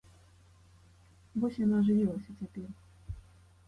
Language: Belarusian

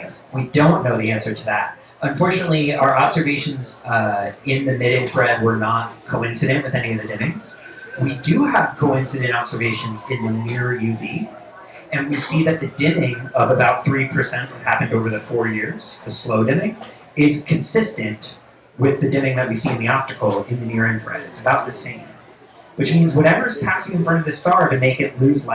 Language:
English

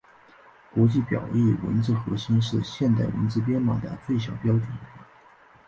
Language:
Chinese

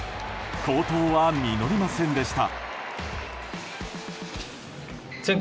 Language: Japanese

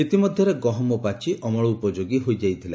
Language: Odia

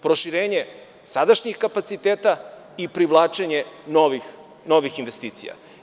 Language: Serbian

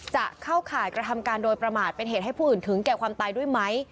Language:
Thai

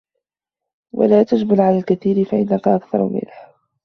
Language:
Arabic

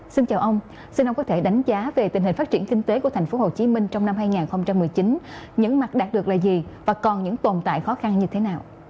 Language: Vietnamese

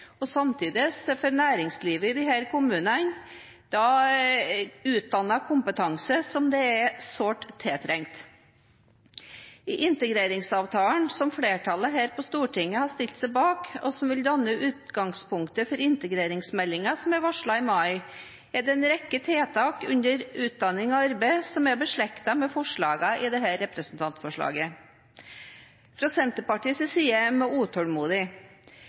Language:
Norwegian Bokmål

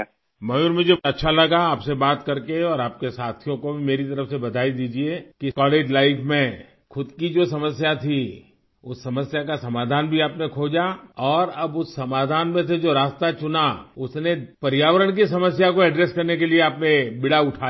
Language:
Urdu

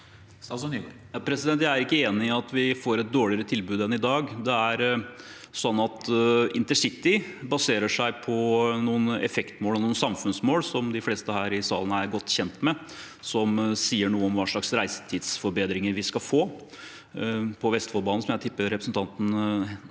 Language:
Norwegian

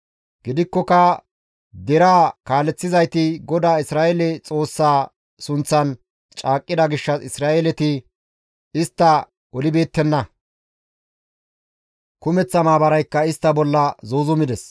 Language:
Gamo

